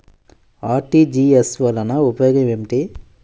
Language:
Telugu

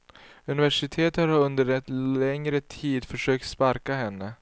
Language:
Swedish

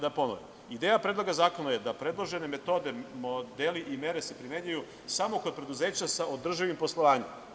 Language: Serbian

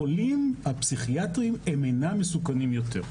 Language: Hebrew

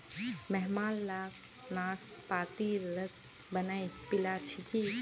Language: Magahi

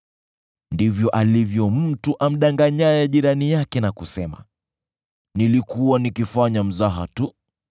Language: Swahili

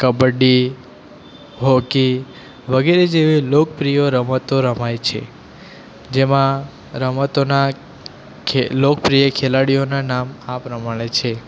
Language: Gujarati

